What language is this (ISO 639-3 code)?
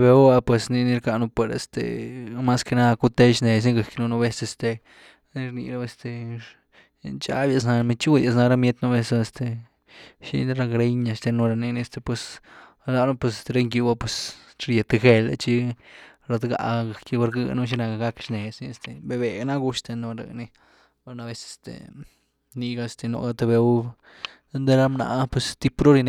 ztu